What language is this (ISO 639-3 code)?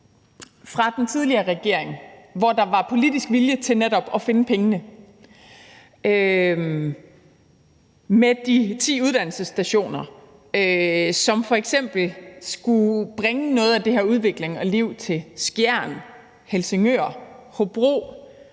dan